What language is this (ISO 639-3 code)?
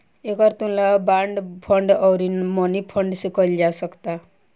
bho